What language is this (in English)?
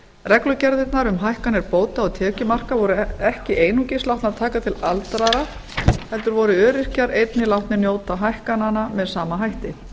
Icelandic